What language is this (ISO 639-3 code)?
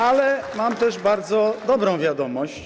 pol